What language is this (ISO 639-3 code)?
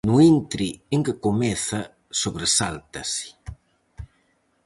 glg